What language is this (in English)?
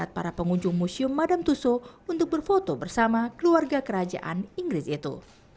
Indonesian